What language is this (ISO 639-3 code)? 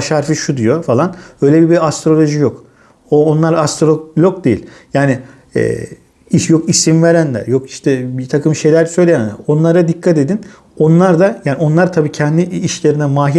tur